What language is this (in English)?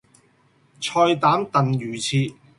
Cantonese